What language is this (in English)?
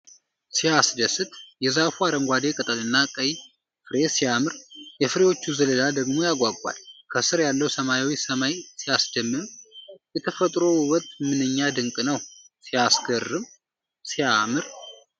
Amharic